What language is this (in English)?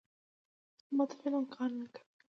Pashto